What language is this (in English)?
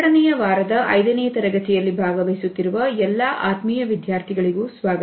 Kannada